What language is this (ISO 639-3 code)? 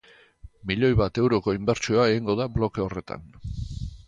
eus